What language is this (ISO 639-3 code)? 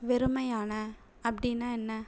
tam